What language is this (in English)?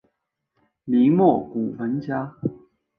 Chinese